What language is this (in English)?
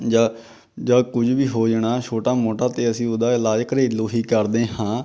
Punjabi